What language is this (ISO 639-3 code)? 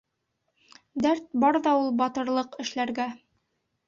bak